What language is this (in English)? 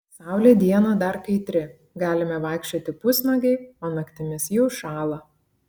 Lithuanian